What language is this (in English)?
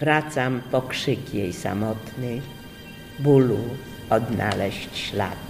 Polish